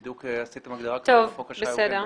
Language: Hebrew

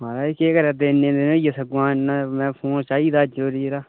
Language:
Dogri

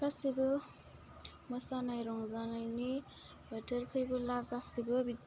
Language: Bodo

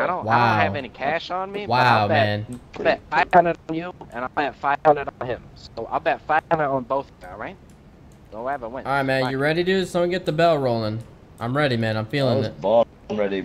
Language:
English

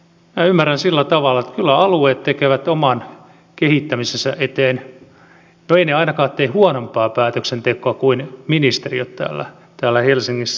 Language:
Finnish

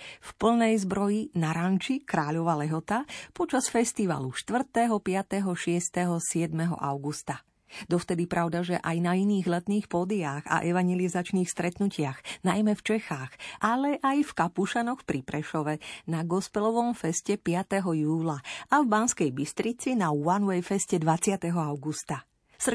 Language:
Slovak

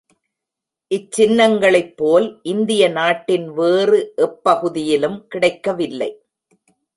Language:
Tamil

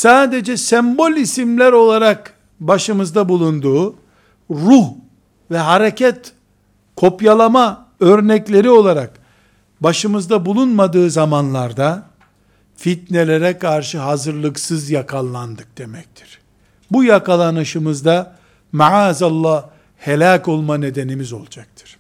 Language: Turkish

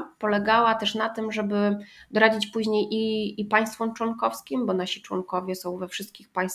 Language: Polish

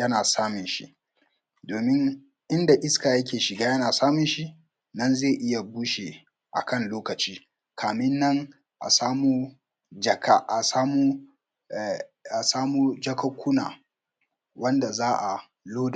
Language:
Hausa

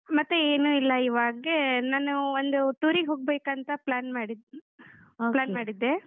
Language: Kannada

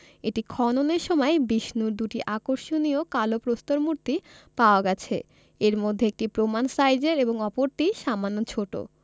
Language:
Bangla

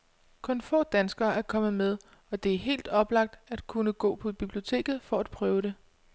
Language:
Danish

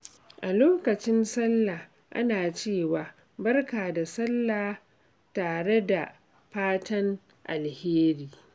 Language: Hausa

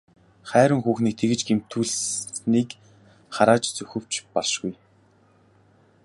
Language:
Mongolian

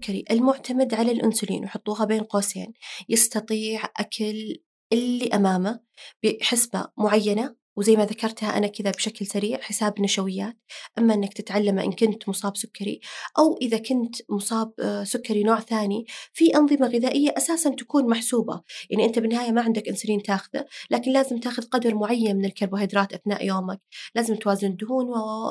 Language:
Arabic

